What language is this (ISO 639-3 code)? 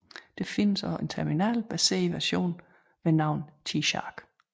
dan